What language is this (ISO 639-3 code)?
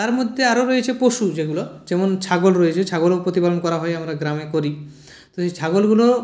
ben